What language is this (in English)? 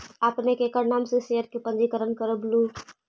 Magahi